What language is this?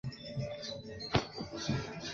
Chinese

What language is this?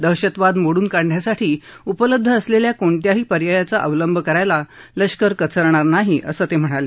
Marathi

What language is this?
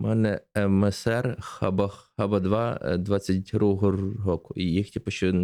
Ukrainian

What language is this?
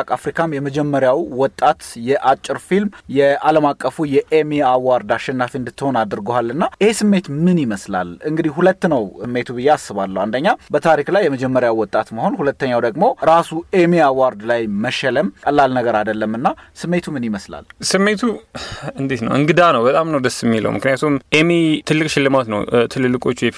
Amharic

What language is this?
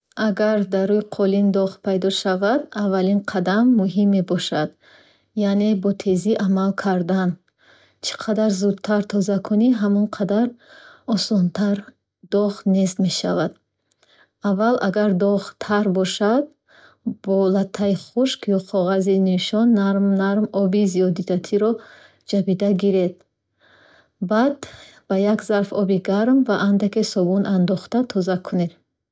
Bukharic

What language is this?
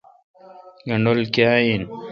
Kalkoti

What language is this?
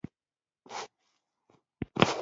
Pashto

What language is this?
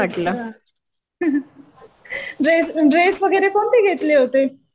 Marathi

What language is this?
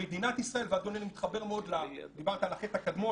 Hebrew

